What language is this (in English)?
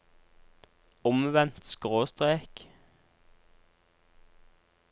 Norwegian